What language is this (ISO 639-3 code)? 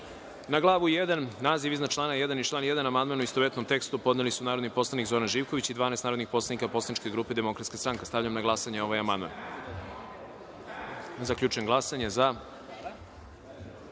srp